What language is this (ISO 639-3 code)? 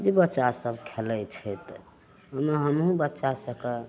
mai